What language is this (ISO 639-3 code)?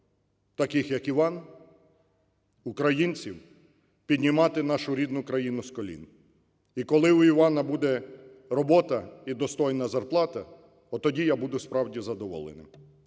ukr